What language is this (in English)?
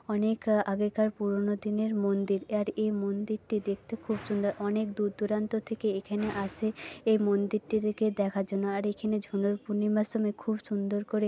Bangla